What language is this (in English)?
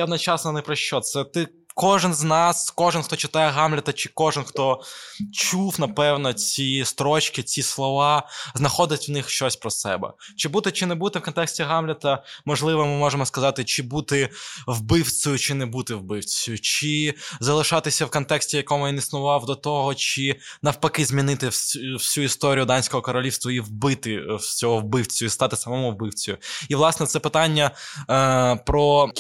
Ukrainian